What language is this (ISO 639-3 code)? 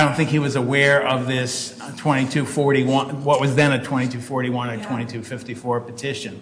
eng